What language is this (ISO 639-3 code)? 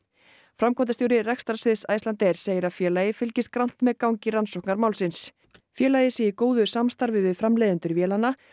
isl